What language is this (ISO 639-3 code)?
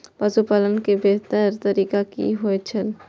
mai